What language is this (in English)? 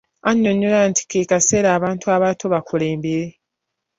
Ganda